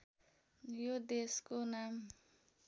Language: Nepali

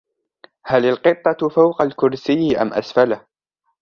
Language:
Arabic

